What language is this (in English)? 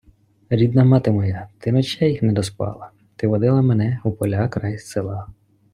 Ukrainian